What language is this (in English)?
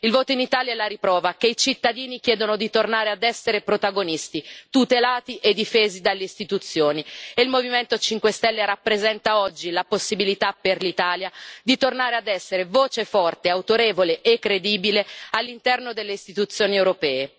Italian